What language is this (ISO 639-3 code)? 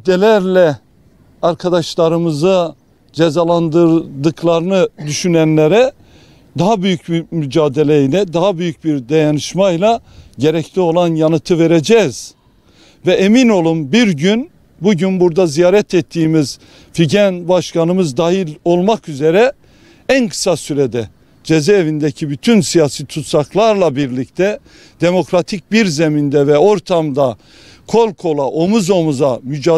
tur